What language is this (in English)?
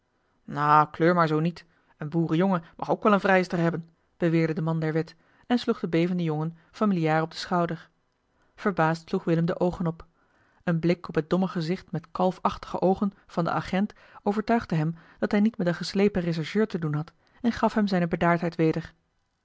Dutch